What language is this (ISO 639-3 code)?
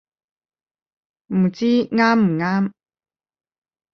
yue